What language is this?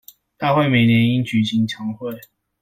Chinese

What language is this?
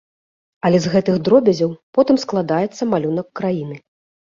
Belarusian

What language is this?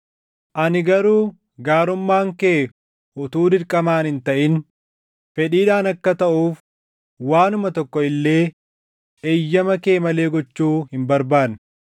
Oromo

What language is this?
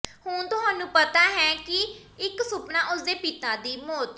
Punjabi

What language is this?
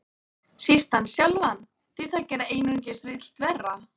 Icelandic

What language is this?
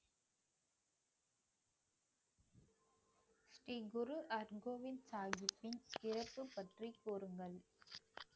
Tamil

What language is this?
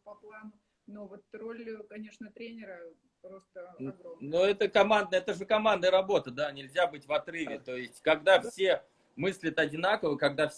Russian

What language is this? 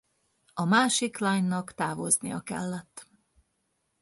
Hungarian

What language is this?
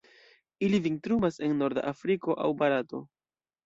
Esperanto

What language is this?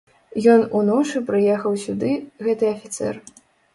Belarusian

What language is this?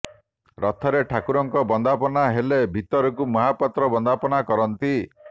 Odia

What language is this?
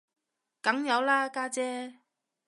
Cantonese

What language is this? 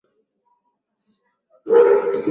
Swahili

